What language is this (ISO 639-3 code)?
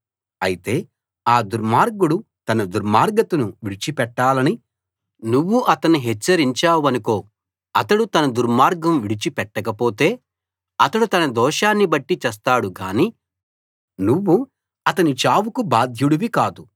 tel